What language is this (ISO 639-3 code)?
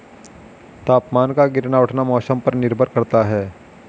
hin